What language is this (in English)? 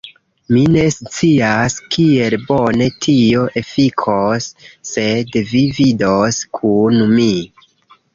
Esperanto